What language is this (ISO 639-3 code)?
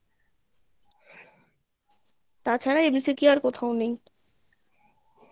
ben